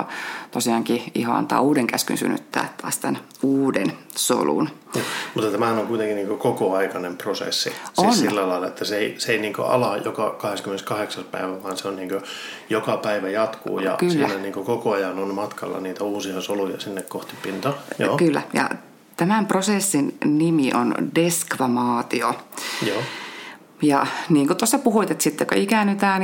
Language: Finnish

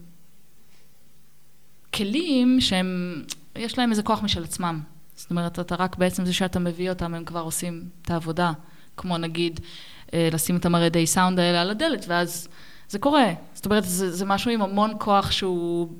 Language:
Hebrew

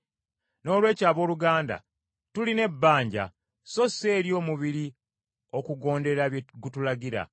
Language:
Ganda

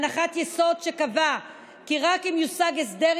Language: Hebrew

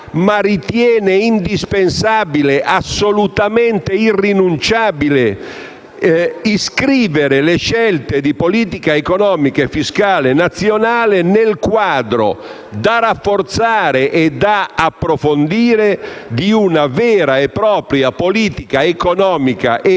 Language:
Italian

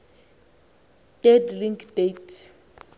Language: Xhosa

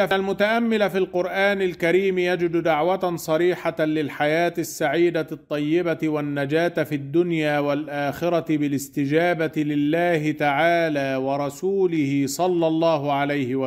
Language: Arabic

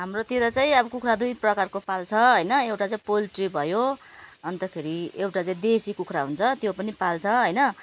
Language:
Nepali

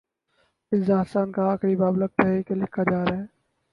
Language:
Urdu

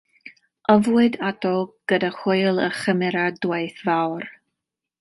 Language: Welsh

